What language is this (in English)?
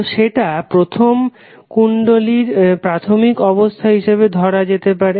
Bangla